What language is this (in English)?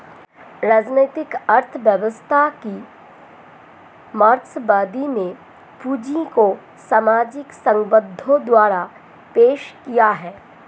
Hindi